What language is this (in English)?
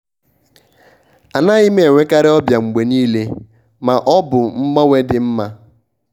Igbo